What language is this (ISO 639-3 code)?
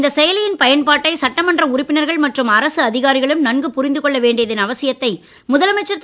tam